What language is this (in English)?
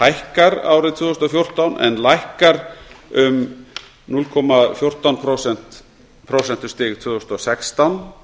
Icelandic